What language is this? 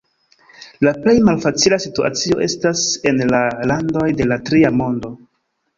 Esperanto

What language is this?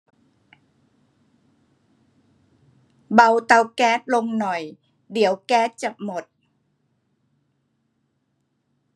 Thai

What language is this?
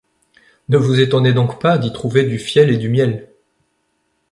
French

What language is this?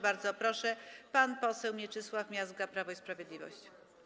Polish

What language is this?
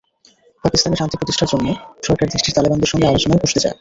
Bangla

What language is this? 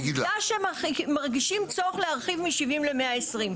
Hebrew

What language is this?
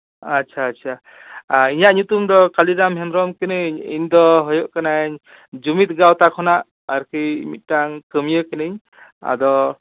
Santali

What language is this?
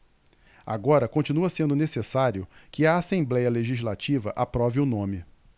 Portuguese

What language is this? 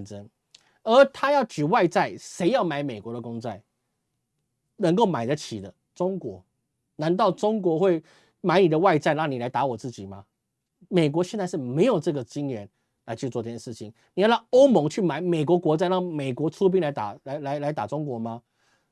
Chinese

